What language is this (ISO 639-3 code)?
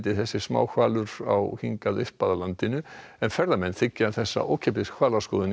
isl